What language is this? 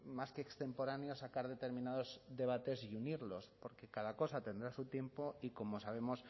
Spanish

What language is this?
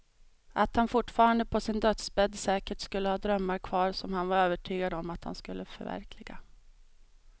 Swedish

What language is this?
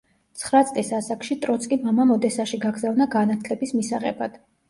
Georgian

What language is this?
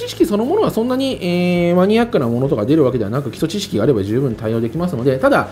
Japanese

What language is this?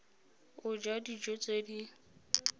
Tswana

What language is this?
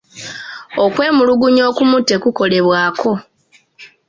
Ganda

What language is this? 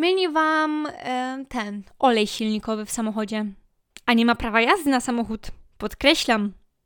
Polish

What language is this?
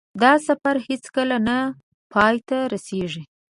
Pashto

